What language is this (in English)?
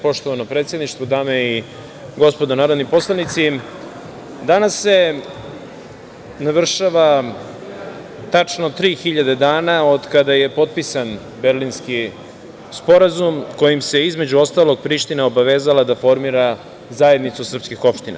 Serbian